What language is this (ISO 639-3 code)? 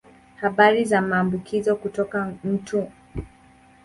swa